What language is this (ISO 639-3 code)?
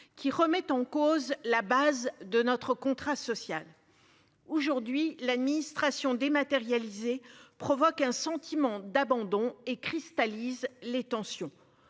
fra